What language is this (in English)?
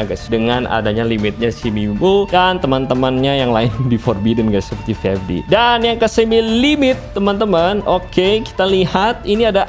Indonesian